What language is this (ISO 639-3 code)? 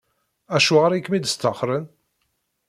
kab